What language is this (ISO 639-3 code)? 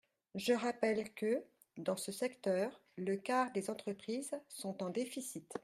fra